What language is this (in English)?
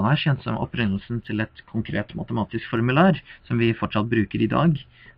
Norwegian